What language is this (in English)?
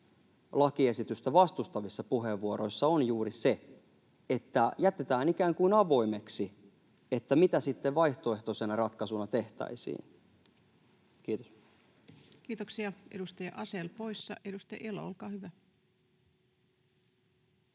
Finnish